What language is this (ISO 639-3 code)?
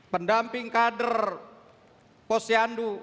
ind